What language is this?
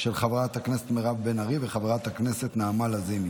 Hebrew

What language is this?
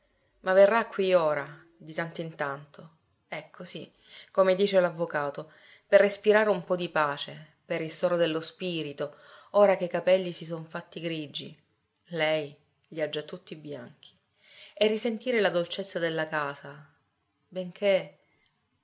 Italian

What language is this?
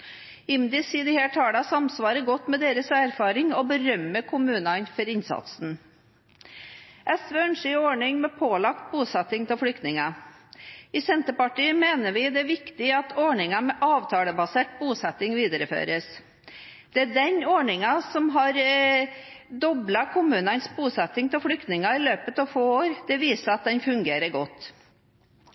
Norwegian Bokmål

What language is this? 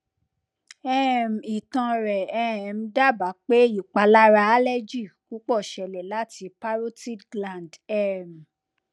Yoruba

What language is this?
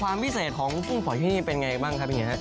Thai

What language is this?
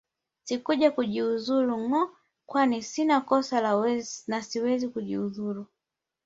Swahili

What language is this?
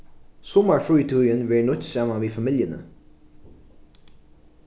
Faroese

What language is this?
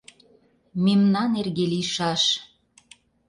Mari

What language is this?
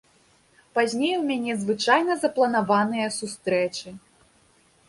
Belarusian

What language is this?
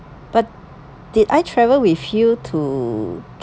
English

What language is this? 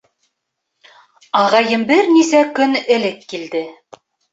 Bashkir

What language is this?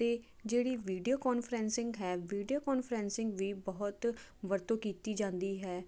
Punjabi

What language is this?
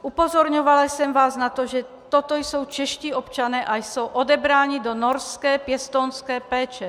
Czech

